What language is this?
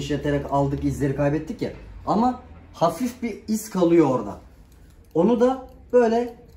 Turkish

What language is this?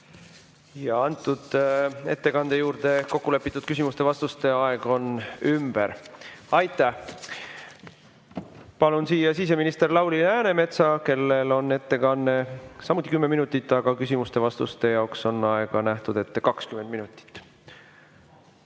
Estonian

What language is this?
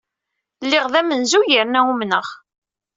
Kabyle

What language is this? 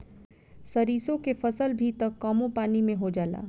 Bhojpuri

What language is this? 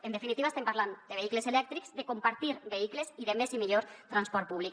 Catalan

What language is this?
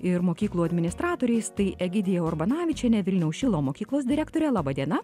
Lithuanian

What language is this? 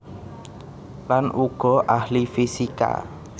Javanese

